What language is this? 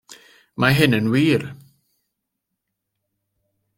Welsh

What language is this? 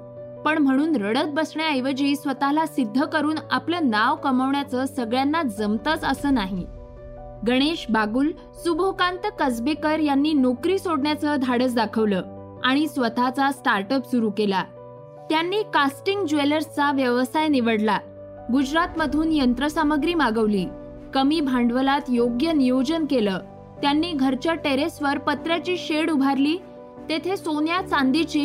Marathi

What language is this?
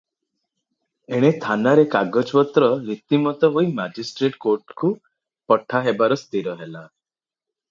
Odia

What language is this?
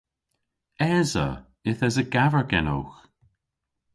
Cornish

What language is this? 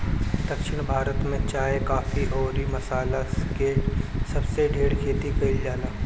Bhojpuri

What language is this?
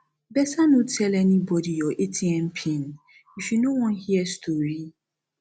Nigerian Pidgin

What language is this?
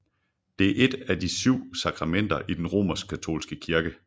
Danish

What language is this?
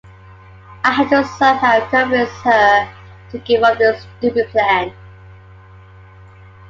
English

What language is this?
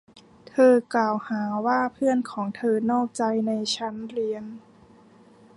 Thai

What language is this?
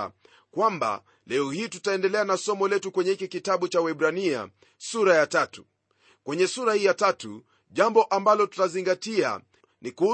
Swahili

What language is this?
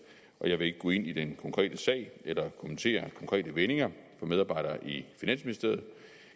Danish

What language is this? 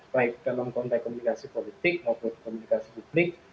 Indonesian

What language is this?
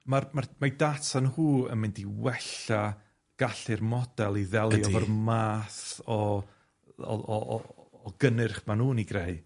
Welsh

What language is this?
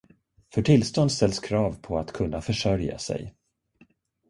Swedish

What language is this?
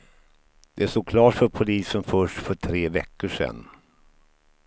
Swedish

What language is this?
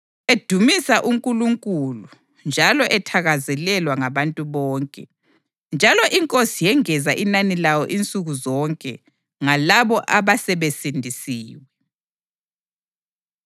North Ndebele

